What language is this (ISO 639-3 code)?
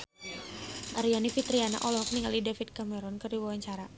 sun